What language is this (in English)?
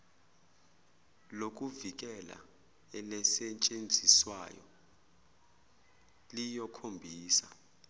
Zulu